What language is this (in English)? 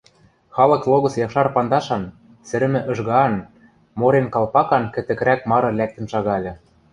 Western Mari